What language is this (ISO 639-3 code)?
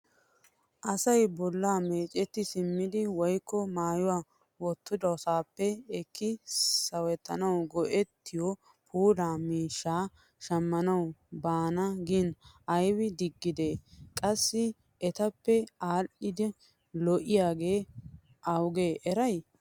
wal